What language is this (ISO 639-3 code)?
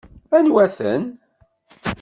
kab